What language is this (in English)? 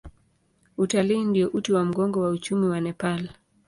Swahili